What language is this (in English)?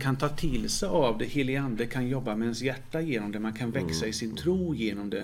Swedish